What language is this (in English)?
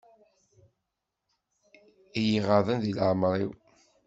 Kabyle